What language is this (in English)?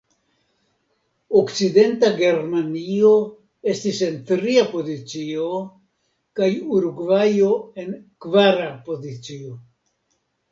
Esperanto